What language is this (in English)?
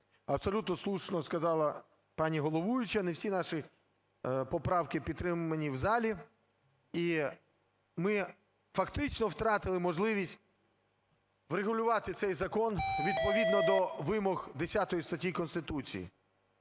Ukrainian